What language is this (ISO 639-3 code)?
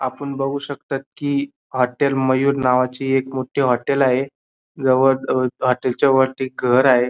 mar